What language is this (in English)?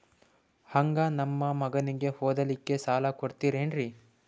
Kannada